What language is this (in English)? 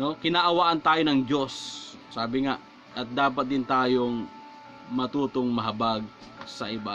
Filipino